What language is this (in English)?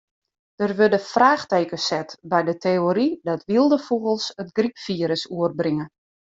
Western Frisian